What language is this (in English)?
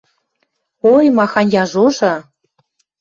Western Mari